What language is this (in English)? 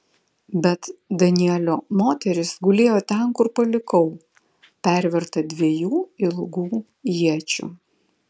Lithuanian